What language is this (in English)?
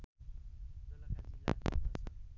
Nepali